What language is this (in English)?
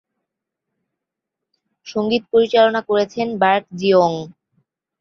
Bangla